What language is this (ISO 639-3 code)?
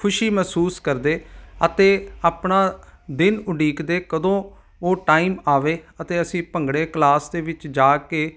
pan